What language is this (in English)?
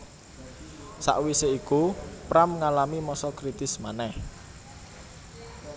Javanese